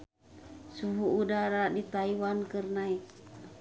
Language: Sundanese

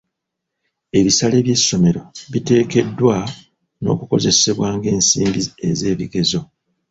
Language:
Ganda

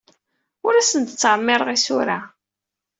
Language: Kabyle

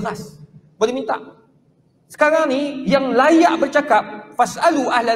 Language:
Malay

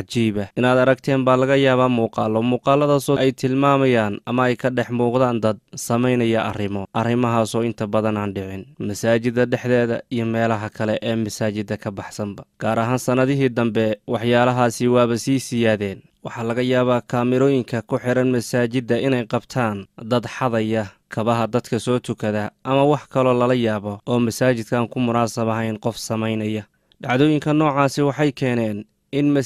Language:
Arabic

